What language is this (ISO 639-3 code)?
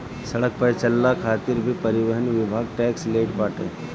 bho